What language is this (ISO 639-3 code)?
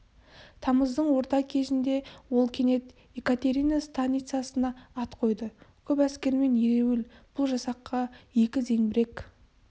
kaz